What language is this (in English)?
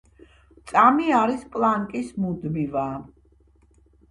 Georgian